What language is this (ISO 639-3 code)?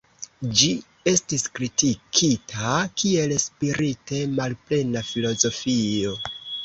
epo